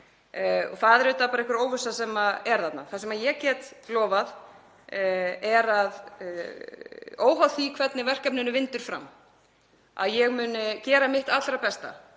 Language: Icelandic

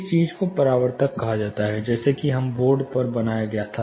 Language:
Hindi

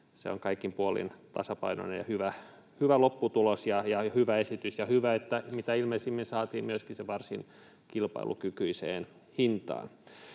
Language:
Finnish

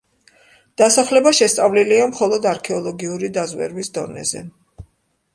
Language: Georgian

